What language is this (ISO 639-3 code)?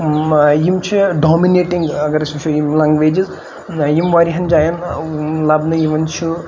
kas